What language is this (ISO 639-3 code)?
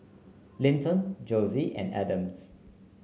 eng